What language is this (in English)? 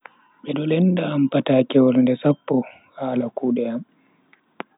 Bagirmi Fulfulde